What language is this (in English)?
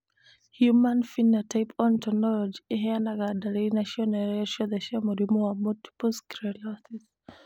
Kikuyu